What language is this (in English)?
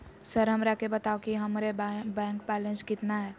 Magahi